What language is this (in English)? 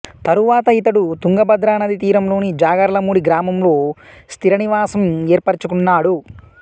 Telugu